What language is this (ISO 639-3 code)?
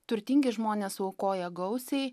lit